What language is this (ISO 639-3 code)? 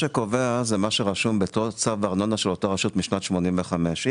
heb